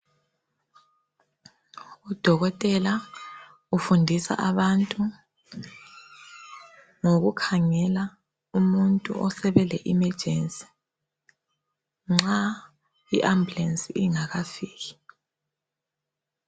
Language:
North Ndebele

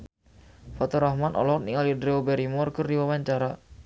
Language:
Sundanese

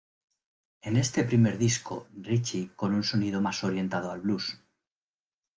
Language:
Spanish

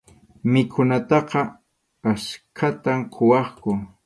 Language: Arequipa-La Unión Quechua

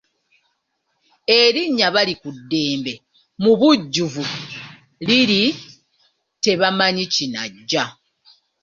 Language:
Ganda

